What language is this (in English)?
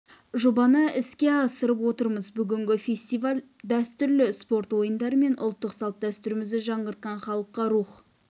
Kazakh